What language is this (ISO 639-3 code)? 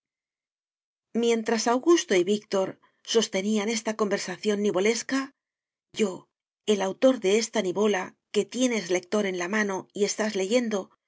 spa